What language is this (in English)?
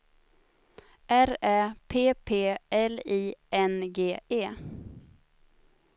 Swedish